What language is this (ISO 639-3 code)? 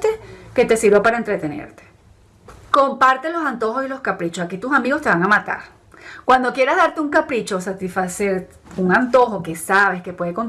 spa